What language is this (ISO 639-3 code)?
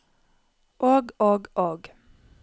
nor